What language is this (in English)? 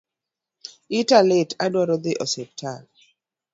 Luo (Kenya and Tanzania)